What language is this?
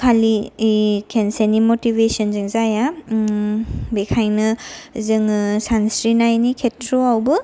Bodo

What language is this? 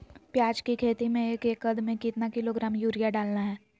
Magahi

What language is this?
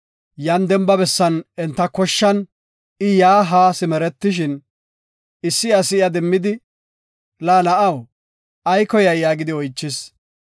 Gofa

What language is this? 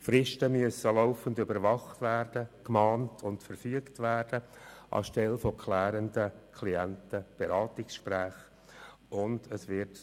Swiss German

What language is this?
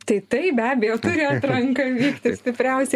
Lithuanian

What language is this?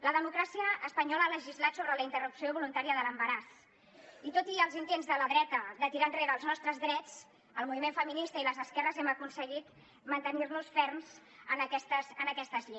Catalan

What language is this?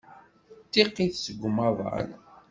Kabyle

